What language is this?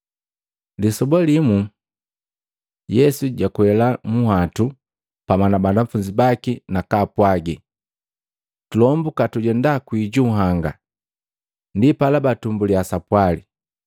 Matengo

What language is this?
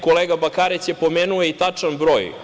Serbian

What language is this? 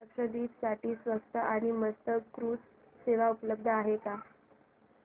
Marathi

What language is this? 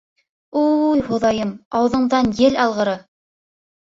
Bashkir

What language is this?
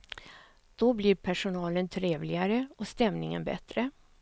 Swedish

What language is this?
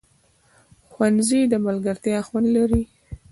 Pashto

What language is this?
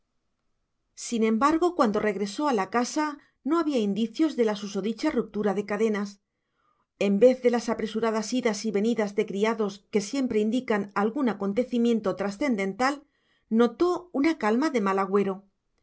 Spanish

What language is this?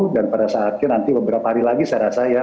Indonesian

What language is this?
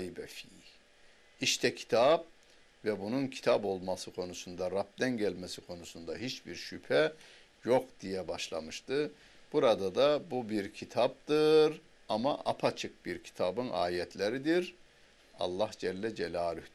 Turkish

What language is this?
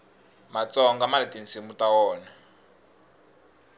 Tsonga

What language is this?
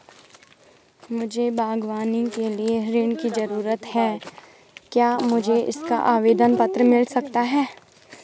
Hindi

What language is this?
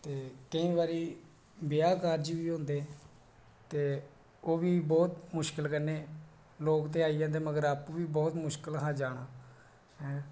Dogri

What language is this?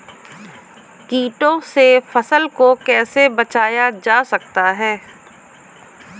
Hindi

